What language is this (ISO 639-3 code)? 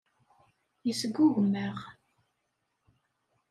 kab